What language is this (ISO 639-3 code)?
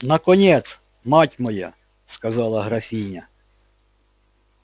rus